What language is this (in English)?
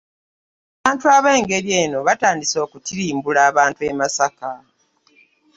Ganda